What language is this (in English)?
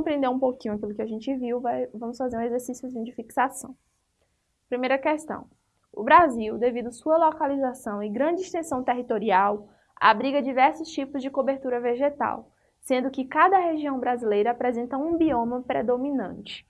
Portuguese